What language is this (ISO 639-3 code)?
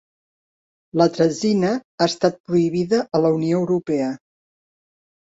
cat